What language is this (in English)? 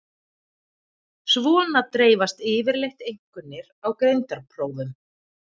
Icelandic